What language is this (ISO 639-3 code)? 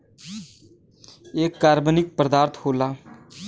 bho